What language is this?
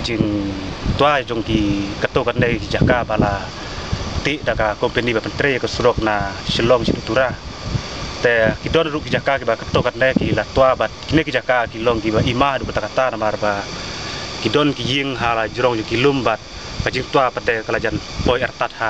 Indonesian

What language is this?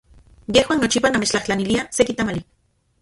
Central Puebla Nahuatl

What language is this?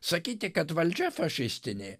Lithuanian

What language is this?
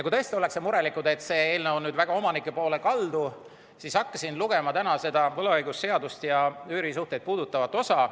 Estonian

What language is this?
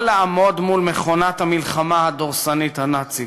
Hebrew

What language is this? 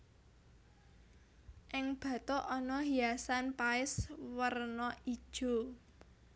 Javanese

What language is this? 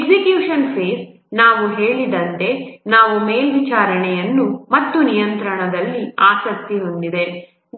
Kannada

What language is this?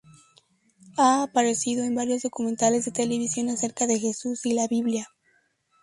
Spanish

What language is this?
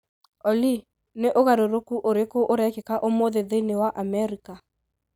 Kikuyu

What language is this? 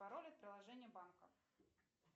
Russian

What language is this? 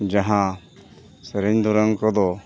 Santali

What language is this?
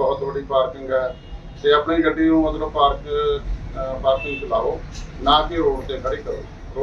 Punjabi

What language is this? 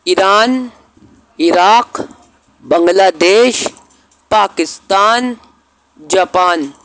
Urdu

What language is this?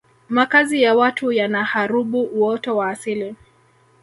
Swahili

